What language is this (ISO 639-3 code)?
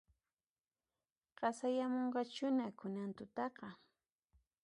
qxp